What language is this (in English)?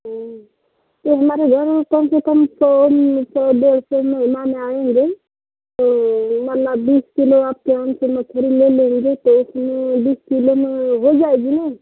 Hindi